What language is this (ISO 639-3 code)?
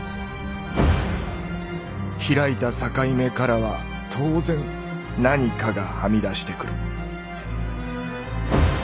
jpn